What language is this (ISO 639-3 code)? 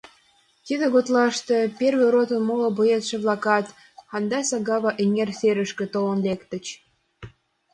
chm